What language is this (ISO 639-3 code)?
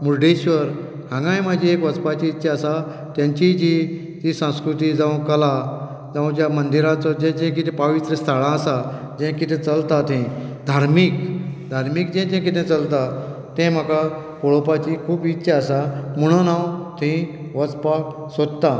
kok